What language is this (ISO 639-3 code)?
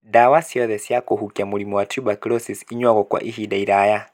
kik